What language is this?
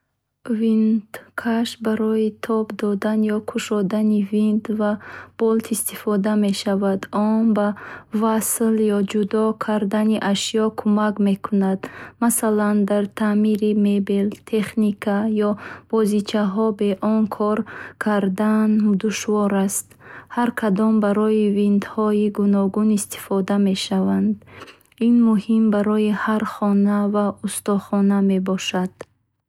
Bukharic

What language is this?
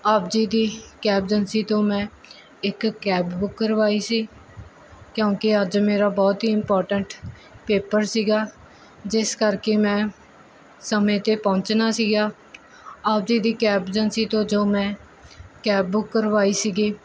Punjabi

